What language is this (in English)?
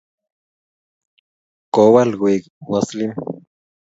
Kalenjin